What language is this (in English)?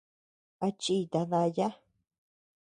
Tepeuxila Cuicatec